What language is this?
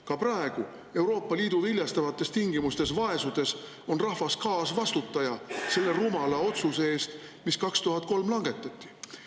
Estonian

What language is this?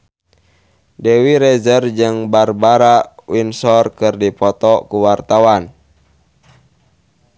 Sundanese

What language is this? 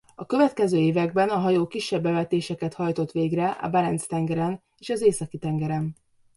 Hungarian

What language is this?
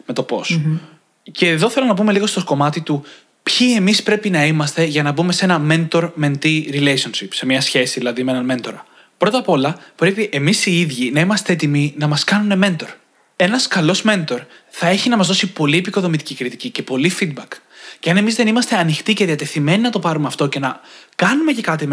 Greek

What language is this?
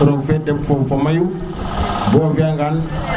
Serer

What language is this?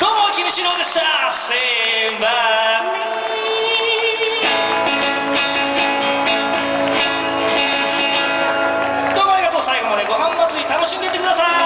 Ukrainian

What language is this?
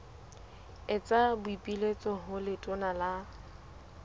Southern Sotho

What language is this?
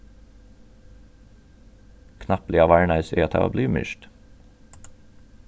Faroese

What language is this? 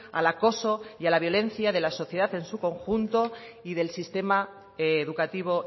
Spanish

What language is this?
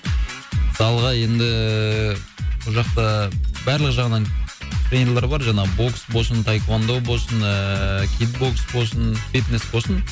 Kazakh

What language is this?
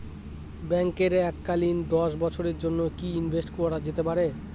Bangla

